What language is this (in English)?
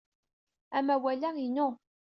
Kabyle